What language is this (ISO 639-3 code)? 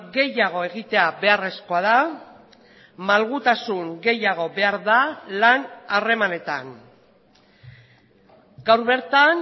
eus